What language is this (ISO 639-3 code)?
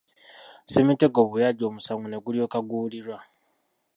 lug